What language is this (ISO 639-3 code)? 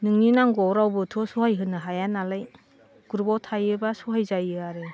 brx